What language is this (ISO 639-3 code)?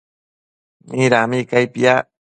mcf